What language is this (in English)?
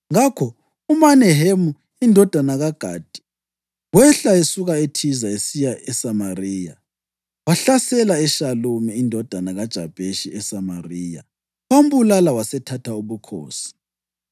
North Ndebele